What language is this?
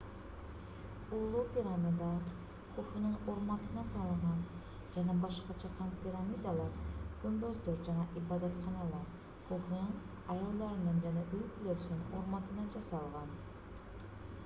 Kyrgyz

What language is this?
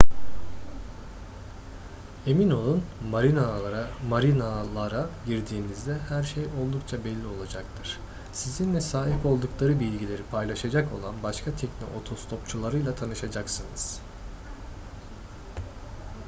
Turkish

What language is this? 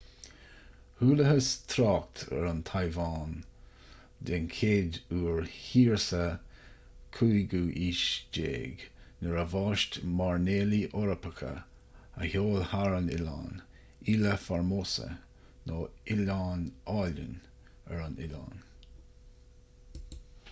Irish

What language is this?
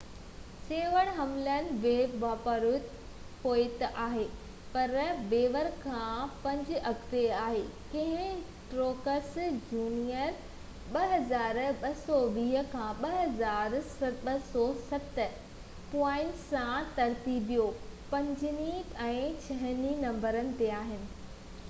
Sindhi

